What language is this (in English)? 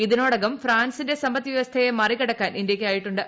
Malayalam